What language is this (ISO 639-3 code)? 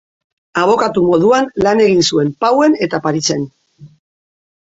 eus